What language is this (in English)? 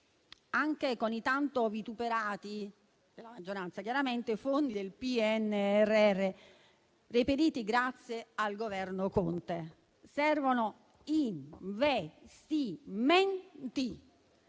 Italian